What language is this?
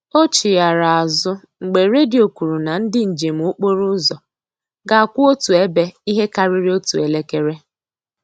Igbo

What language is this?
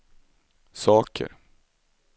Swedish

